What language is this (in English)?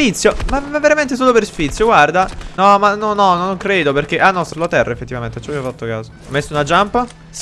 Italian